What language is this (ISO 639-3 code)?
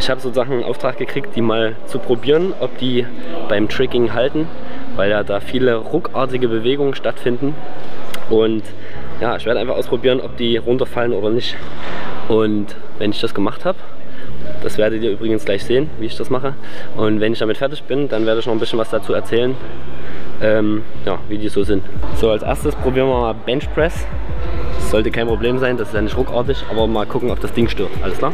deu